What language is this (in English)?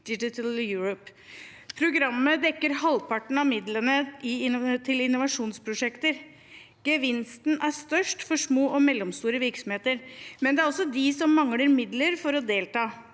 Norwegian